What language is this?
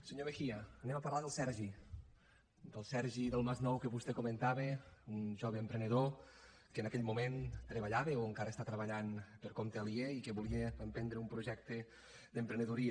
Catalan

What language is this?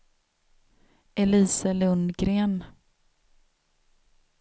Swedish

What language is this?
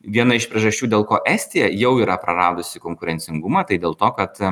Lithuanian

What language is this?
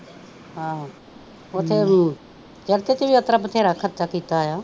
Punjabi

